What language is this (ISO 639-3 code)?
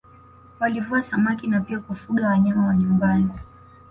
swa